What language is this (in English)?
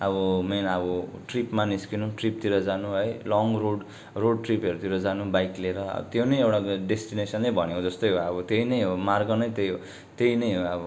Nepali